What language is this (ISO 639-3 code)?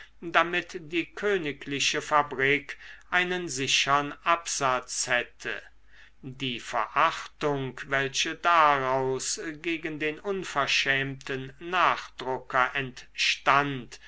deu